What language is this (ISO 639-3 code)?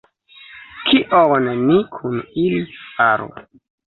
epo